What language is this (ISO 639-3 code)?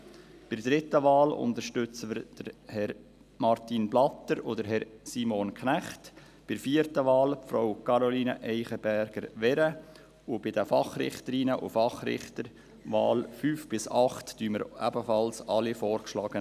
gsw